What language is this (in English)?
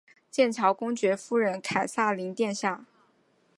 Chinese